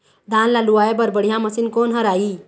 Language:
Chhattisgarhi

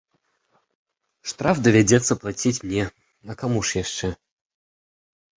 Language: Belarusian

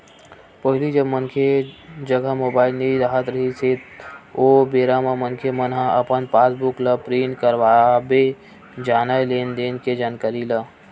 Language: Chhattisgarhi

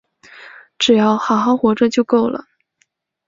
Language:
Chinese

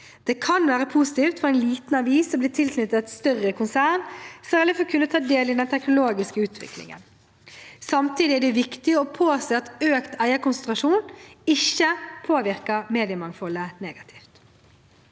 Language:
Norwegian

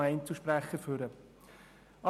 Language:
Swiss German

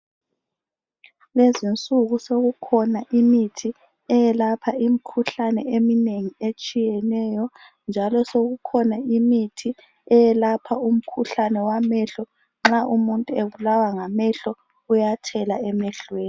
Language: North Ndebele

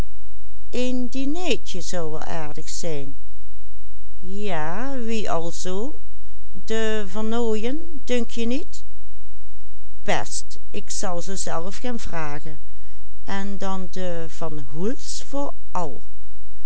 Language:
Dutch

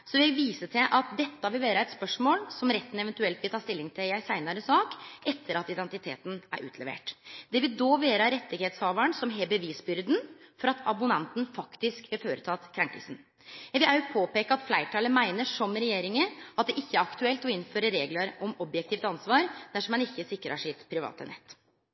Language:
Norwegian Nynorsk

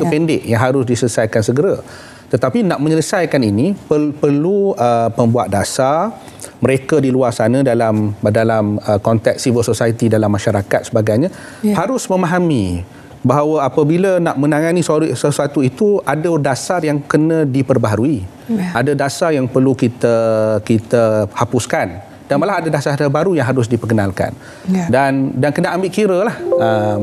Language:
Malay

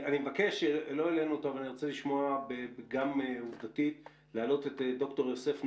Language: Hebrew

